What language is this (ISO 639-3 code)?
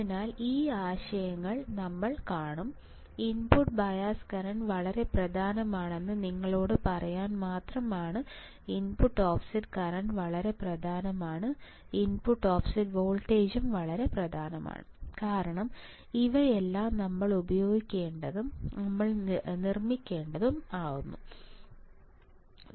mal